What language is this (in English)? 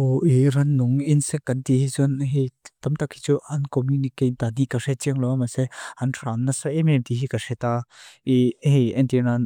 Mizo